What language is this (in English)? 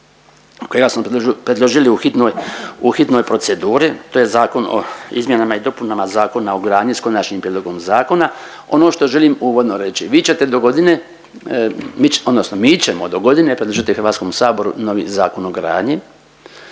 Croatian